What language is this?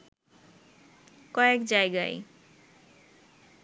Bangla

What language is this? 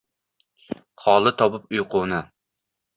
Uzbek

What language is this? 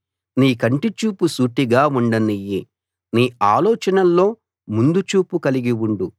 Telugu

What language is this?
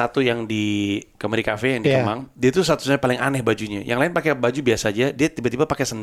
Indonesian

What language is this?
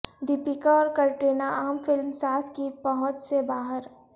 Urdu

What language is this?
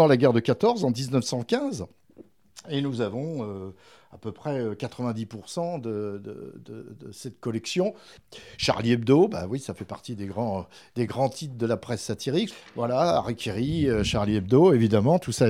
French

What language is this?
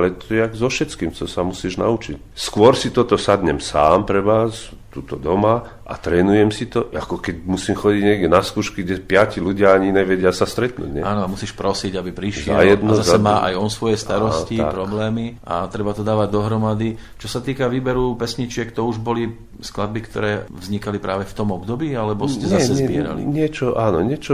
Slovak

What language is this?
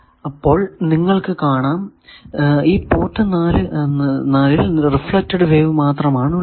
Malayalam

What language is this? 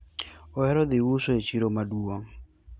Luo (Kenya and Tanzania)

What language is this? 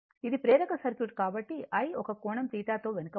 Telugu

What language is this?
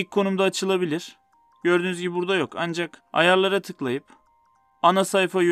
Turkish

